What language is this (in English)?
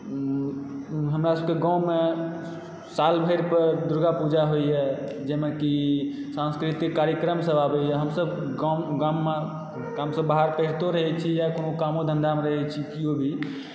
Maithili